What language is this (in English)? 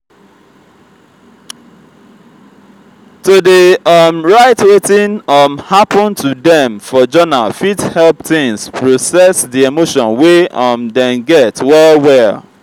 Nigerian Pidgin